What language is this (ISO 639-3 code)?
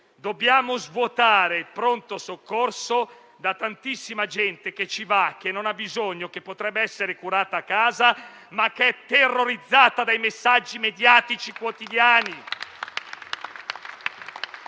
ita